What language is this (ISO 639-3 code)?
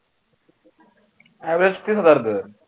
mar